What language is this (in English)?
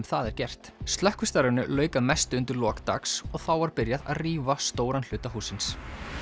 Icelandic